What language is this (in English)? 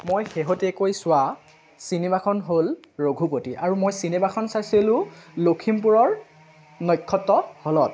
Assamese